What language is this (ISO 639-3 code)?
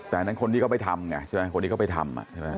tha